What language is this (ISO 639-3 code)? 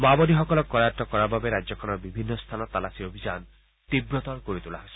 asm